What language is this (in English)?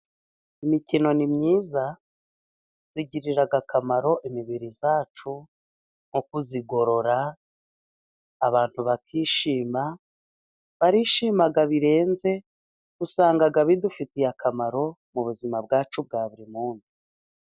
Kinyarwanda